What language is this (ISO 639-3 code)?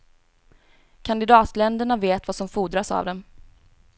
swe